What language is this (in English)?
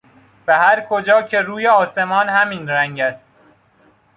Persian